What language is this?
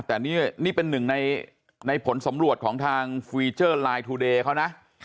Thai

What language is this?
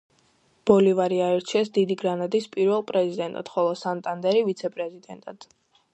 Georgian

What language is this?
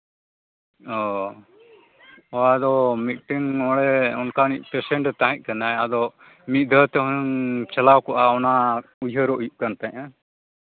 Santali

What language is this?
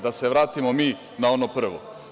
Serbian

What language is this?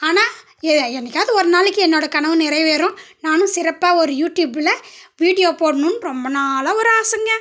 Tamil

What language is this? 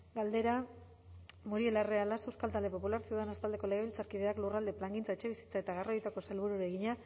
Basque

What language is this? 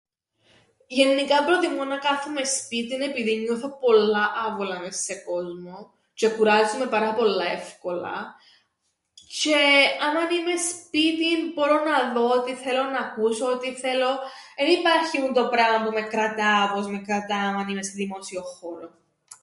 Greek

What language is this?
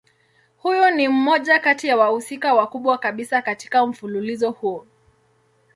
Swahili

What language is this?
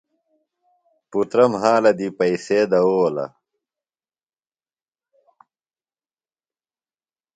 Phalura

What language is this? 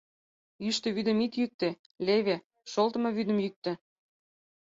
Mari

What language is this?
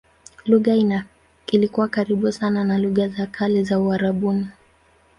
Swahili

